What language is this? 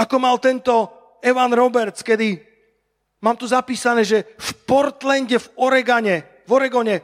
Slovak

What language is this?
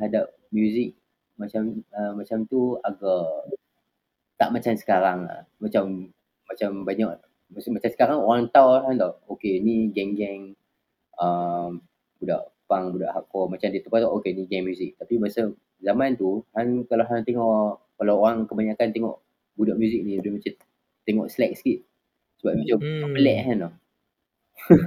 Malay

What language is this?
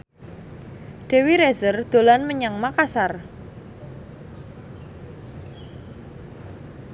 Javanese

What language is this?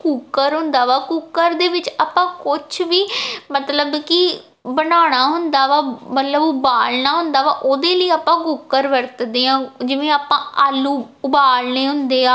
Punjabi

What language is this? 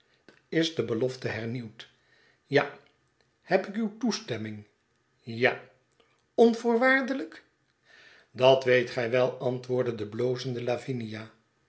Dutch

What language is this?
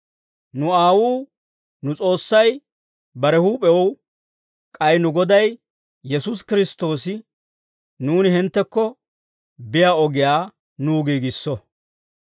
Dawro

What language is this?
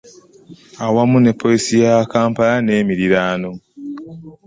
Ganda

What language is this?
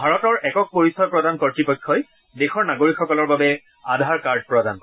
Assamese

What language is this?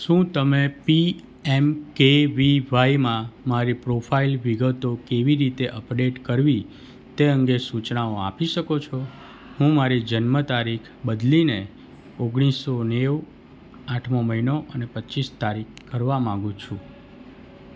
Gujarati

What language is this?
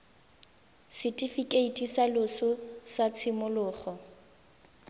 Tswana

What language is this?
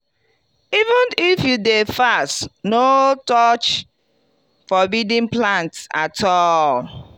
Nigerian Pidgin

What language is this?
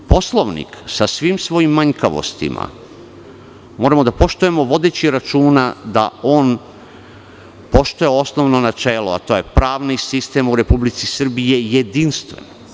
Serbian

